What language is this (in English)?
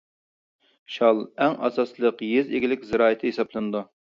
Uyghur